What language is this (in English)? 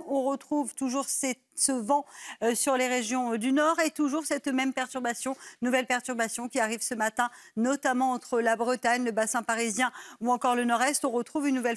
French